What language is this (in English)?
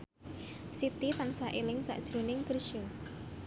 Javanese